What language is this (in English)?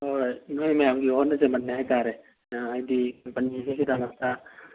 Manipuri